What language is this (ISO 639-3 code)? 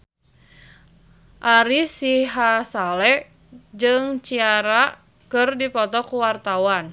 sun